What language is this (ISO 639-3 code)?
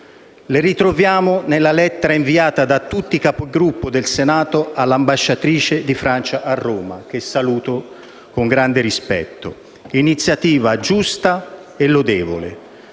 ita